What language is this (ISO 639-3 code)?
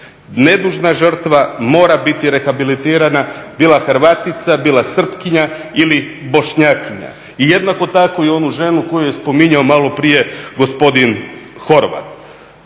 hrv